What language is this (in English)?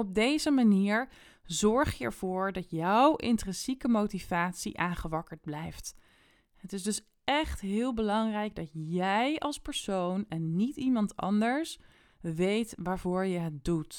Dutch